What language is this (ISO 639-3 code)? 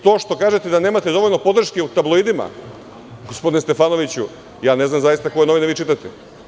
srp